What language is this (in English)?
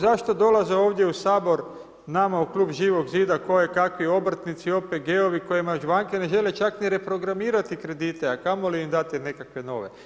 Croatian